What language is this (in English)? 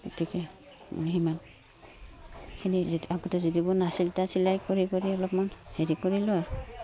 Assamese